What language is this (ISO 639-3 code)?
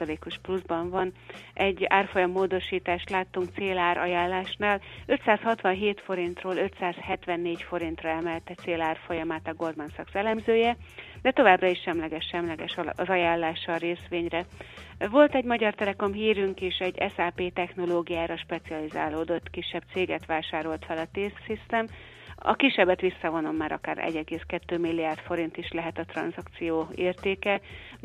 hun